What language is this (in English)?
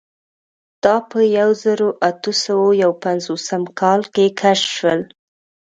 Pashto